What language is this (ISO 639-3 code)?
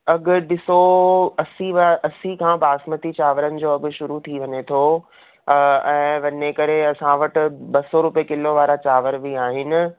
snd